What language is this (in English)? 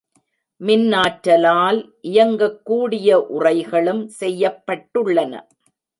Tamil